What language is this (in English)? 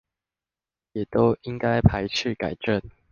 Chinese